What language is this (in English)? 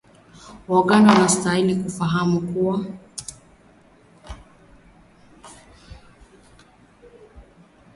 Swahili